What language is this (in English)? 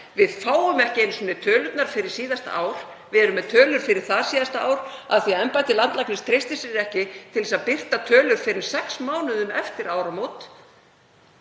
Icelandic